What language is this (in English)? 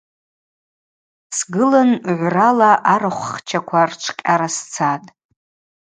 Abaza